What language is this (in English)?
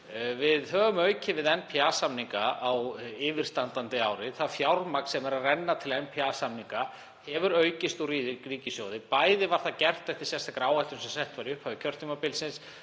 Icelandic